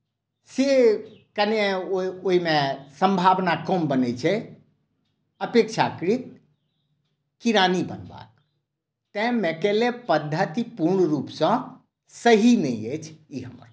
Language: Maithili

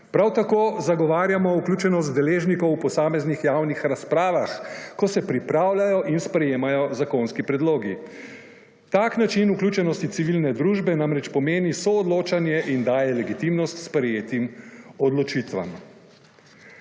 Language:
Slovenian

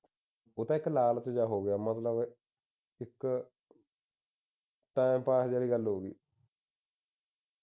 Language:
Punjabi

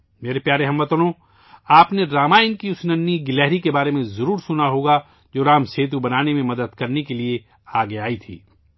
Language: Urdu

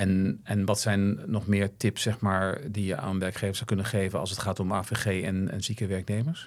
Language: Dutch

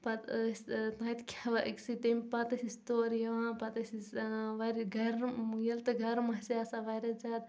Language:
Kashmiri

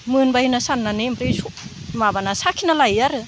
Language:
Bodo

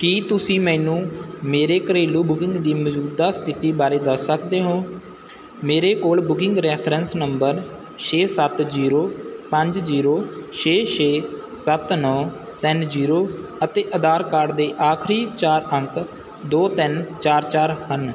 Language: Punjabi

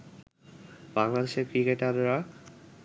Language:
Bangla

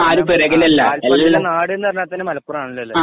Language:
Malayalam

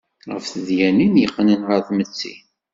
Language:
Kabyle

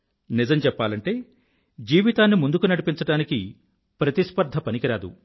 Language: Telugu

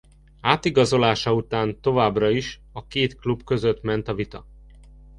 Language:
Hungarian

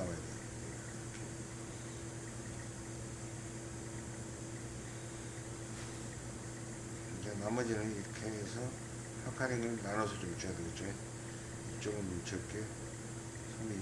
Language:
Korean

